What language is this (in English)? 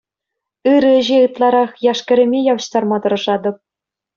Chuvash